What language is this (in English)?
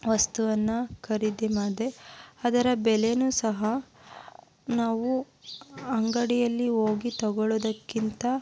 Kannada